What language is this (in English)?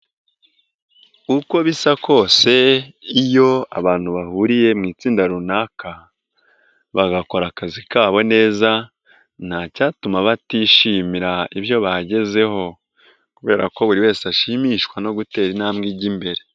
Kinyarwanda